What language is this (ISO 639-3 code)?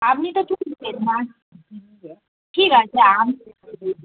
ben